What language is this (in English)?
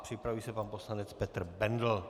Czech